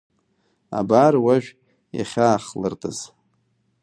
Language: Abkhazian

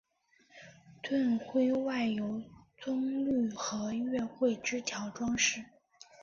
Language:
Chinese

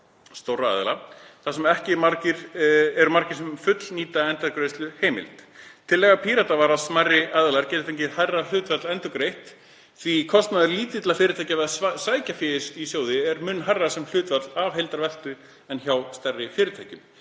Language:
Icelandic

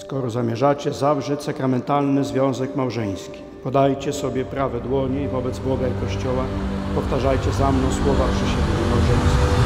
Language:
Polish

